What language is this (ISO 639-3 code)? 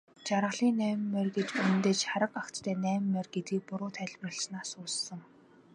mon